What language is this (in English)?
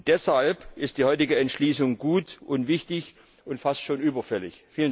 German